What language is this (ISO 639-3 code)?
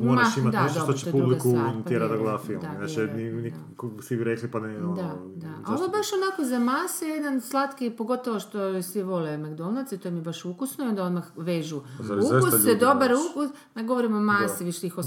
hrv